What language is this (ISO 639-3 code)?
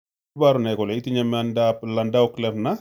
kln